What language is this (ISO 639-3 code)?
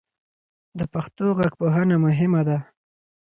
pus